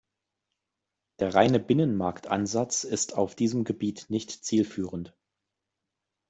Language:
German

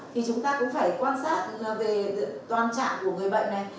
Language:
Vietnamese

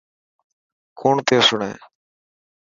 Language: Dhatki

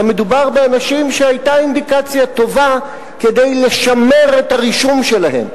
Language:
Hebrew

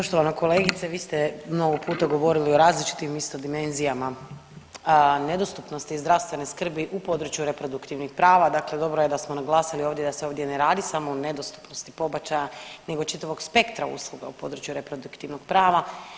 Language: Croatian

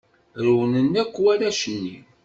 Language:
Kabyle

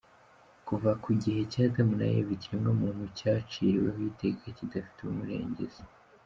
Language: Kinyarwanda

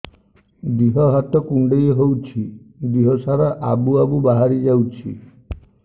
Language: Odia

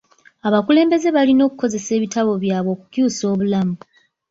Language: Ganda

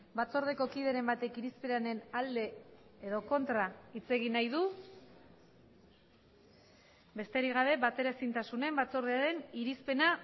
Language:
Basque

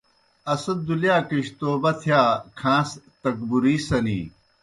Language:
Kohistani Shina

